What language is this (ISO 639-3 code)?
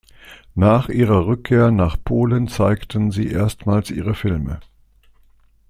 deu